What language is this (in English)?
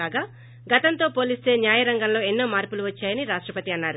Telugu